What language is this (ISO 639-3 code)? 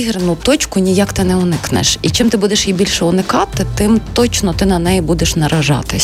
ukr